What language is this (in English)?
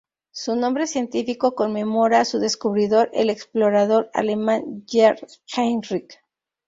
Spanish